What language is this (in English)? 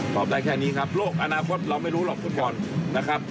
Thai